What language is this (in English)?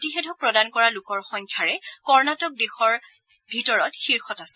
Assamese